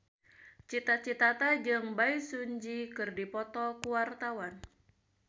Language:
Sundanese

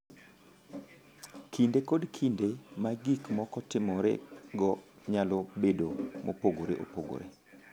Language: Luo (Kenya and Tanzania)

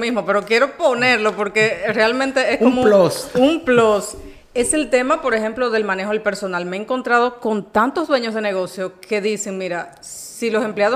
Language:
Spanish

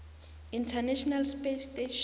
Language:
South Ndebele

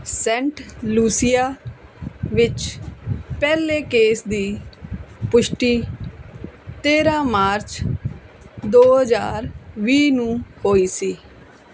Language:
Punjabi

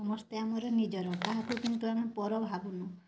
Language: Odia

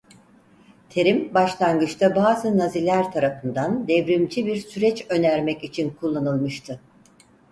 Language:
Turkish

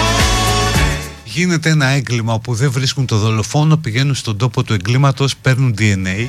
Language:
Greek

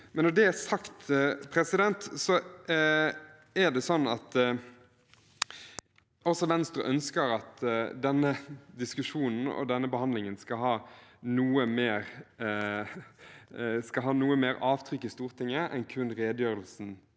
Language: Norwegian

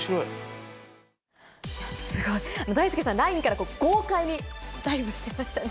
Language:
Japanese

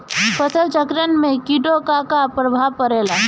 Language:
Bhojpuri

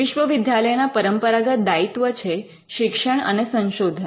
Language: Gujarati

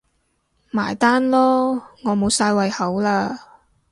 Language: Cantonese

